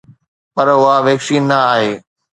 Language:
Sindhi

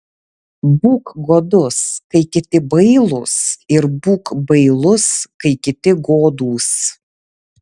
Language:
Lithuanian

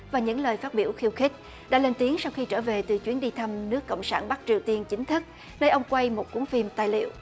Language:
Vietnamese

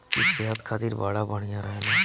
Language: Bhojpuri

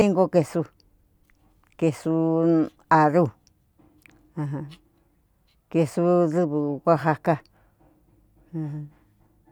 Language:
Cuyamecalco Mixtec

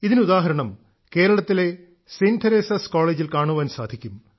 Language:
Malayalam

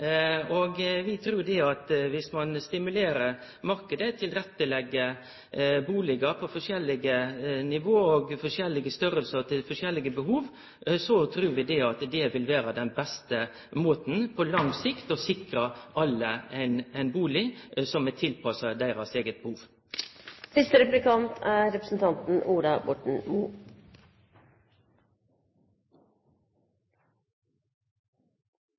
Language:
Norwegian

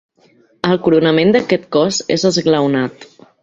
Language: Catalan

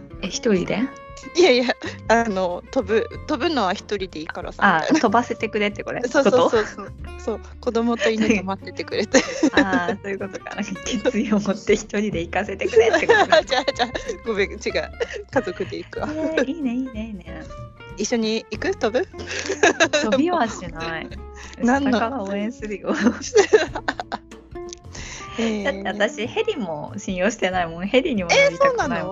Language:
Japanese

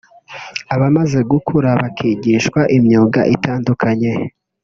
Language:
Kinyarwanda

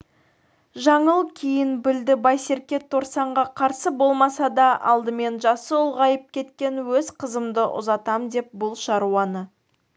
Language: Kazakh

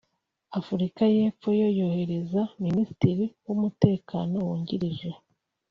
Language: Kinyarwanda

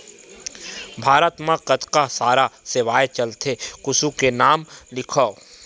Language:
Chhattisgarhi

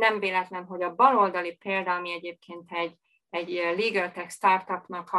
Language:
Hungarian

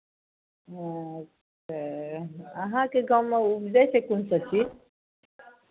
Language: Maithili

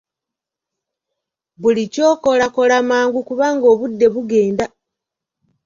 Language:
Ganda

